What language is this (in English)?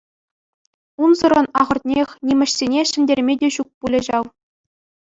Chuvash